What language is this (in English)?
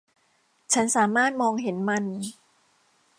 Thai